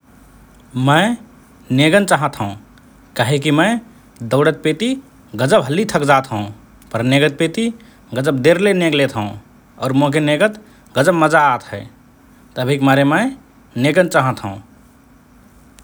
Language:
Rana Tharu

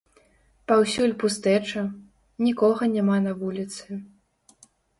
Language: Belarusian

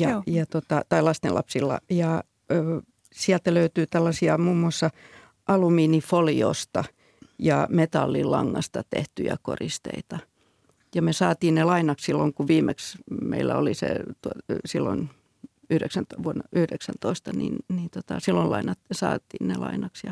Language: Finnish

